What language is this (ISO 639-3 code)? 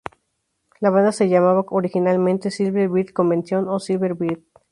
spa